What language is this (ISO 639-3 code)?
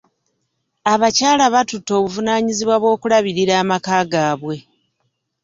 lug